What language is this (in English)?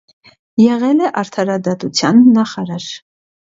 Armenian